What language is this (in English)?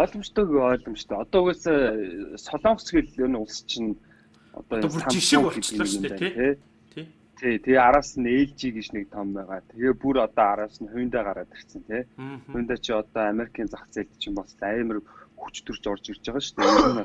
Turkish